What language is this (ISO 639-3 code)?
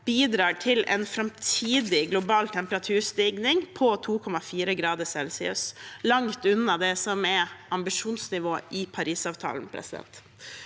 nor